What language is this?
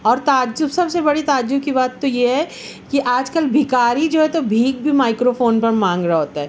Urdu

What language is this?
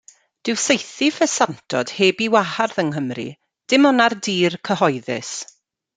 Welsh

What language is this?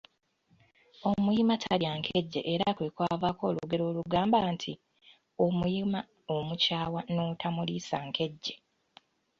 Ganda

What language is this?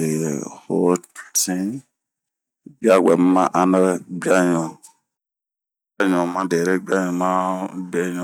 Bomu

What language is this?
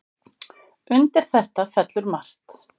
Icelandic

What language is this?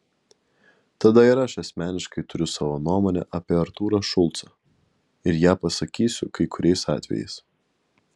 Lithuanian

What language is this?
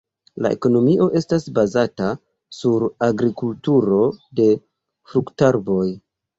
Esperanto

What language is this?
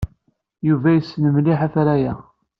Kabyle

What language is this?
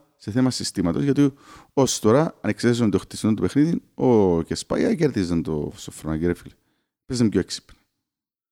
Greek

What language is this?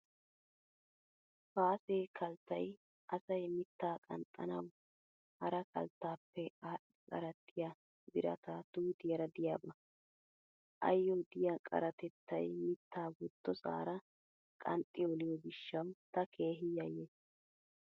Wolaytta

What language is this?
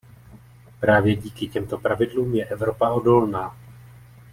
Czech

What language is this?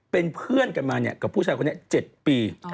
Thai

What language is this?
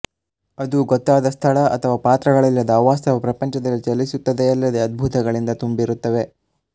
Kannada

